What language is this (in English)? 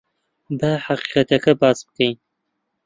Central Kurdish